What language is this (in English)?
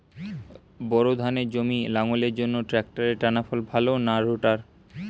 Bangla